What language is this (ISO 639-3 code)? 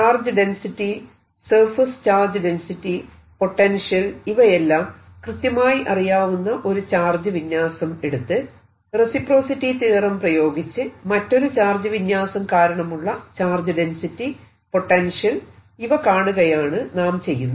mal